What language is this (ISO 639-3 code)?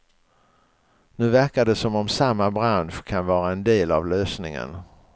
swe